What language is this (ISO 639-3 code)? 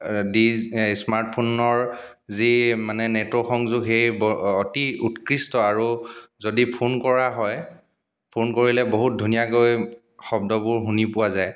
asm